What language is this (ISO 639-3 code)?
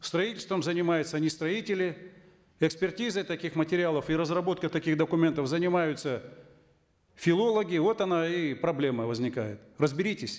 kaz